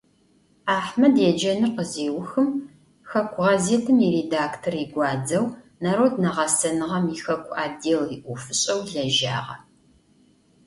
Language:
Adyghe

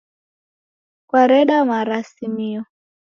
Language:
Taita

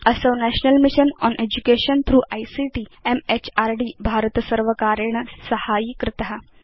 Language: Sanskrit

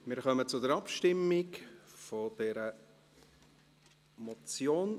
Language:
Swiss German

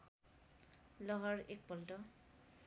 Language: Nepali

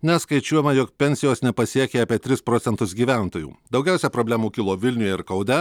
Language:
Lithuanian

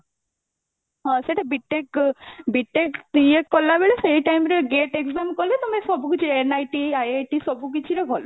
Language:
Odia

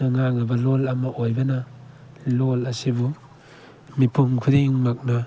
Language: Manipuri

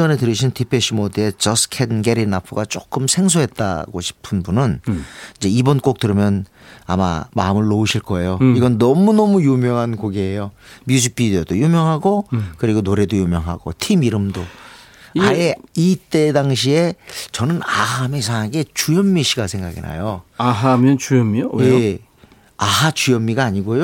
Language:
Korean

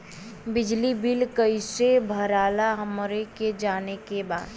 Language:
Bhojpuri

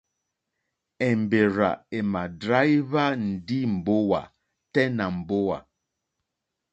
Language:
Mokpwe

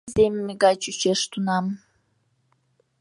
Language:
Mari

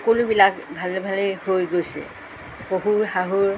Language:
Assamese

